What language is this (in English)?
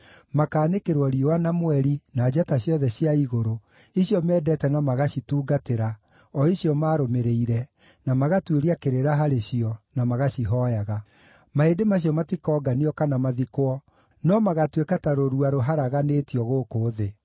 Kikuyu